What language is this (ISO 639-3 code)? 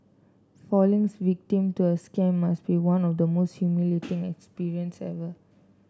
eng